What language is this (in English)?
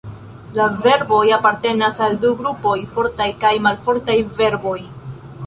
Esperanto